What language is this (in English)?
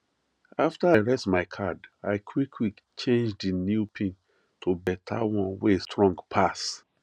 Nigerian Pidgin